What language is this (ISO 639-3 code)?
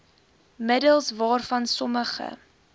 afr